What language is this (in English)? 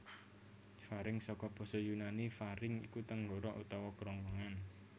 Javanese